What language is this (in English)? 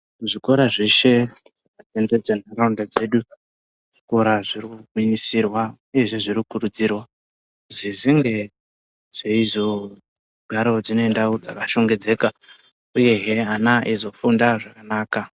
Ndau